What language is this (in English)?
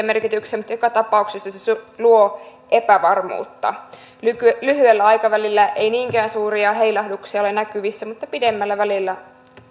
Finnish